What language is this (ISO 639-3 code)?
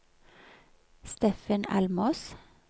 nor